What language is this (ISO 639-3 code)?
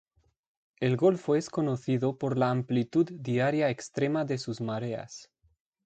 spa